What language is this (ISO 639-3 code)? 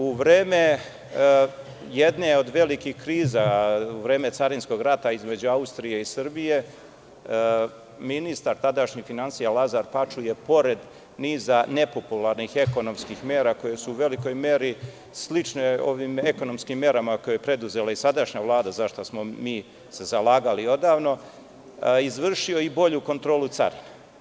srp